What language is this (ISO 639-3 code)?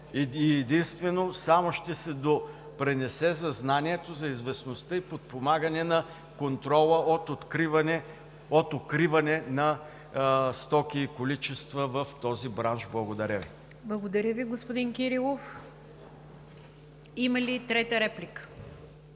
bul